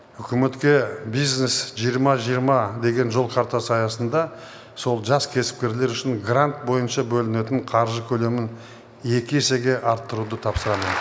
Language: Kazakh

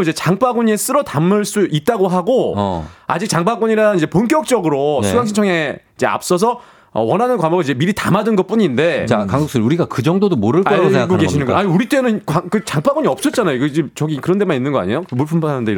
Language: Korean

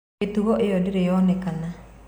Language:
Kikuyu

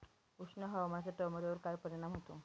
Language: Marathi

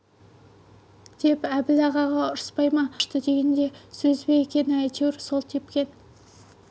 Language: Kazakh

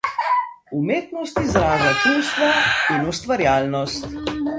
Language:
Slovenian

